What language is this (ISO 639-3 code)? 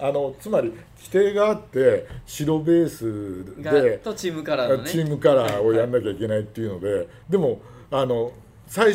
jpn